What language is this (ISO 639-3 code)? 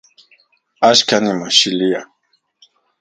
ncx